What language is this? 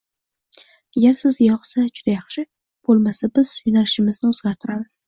Uzbek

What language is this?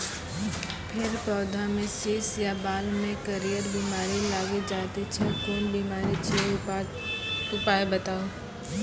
Maithili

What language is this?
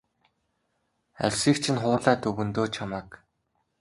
Mongolian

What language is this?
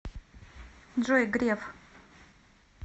Russian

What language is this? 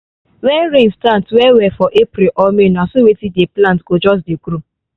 Nigerian Pidgin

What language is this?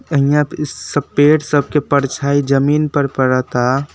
Bhojpuri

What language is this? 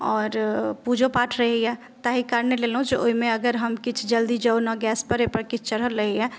Maithili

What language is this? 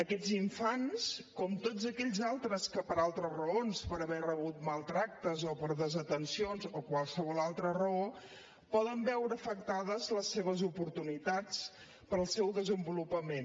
Catalan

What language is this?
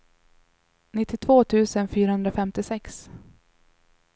Swedish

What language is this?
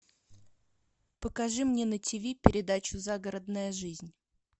Russian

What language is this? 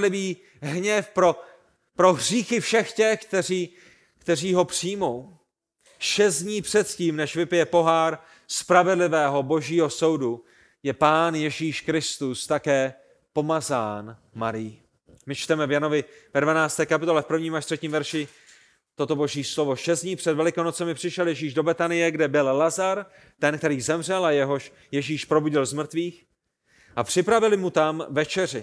Czech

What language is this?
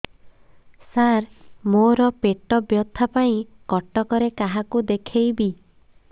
Odia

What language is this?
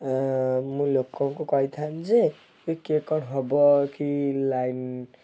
Odia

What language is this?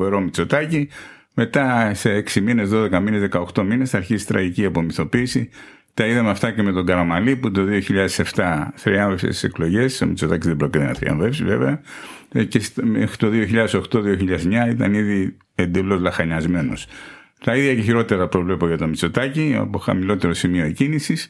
Greek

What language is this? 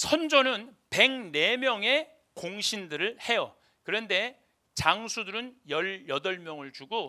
Korean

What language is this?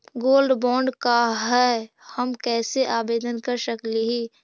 Magahi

